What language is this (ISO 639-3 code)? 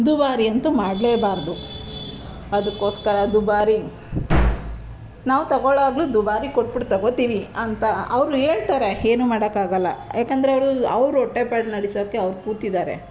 kan